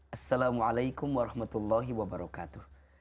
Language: Indonesian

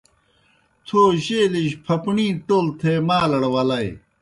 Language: Kohistani Shina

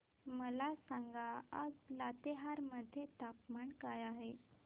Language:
Marathi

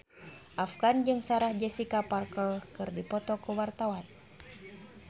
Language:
Sundanese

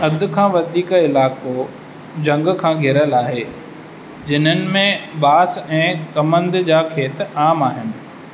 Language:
Sindhi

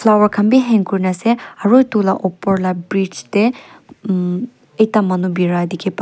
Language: Naga Pidgin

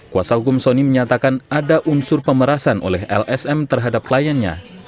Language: Indonesian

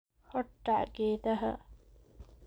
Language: Somali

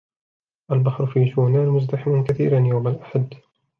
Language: Arabic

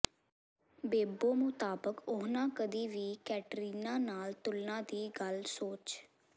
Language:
Punjabi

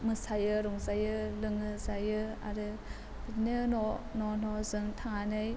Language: Bodo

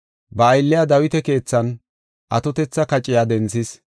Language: Gofa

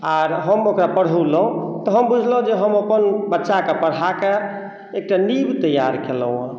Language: Maithili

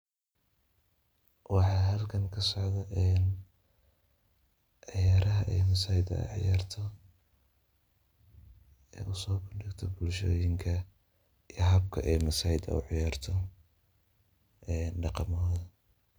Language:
Somali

